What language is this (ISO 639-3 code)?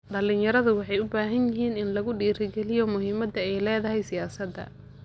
som